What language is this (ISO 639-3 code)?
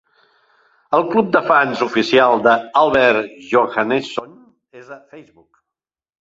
cat